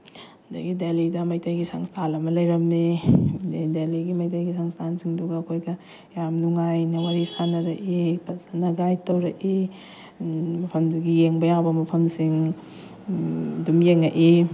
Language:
Manipuri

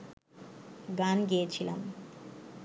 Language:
Bangla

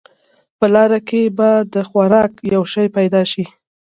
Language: Pashto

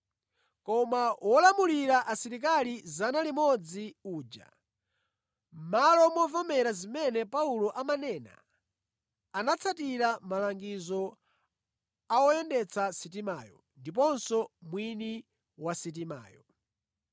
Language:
Nyanja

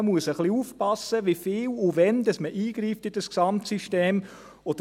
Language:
Swiss German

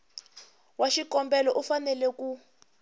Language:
Tsonga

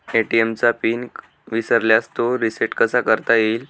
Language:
Marathi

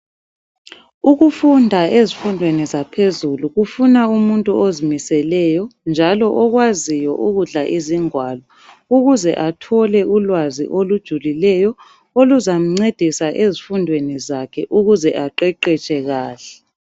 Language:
North Ndebele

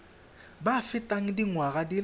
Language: Tswana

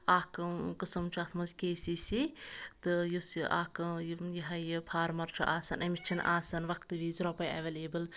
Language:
Kashmiri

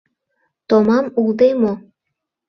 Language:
Mari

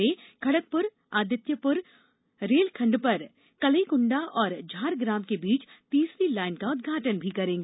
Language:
Hindi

